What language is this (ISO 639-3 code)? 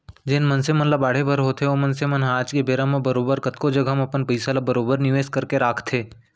hne